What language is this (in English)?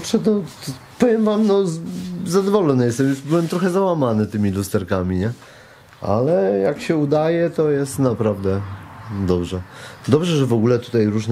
Polish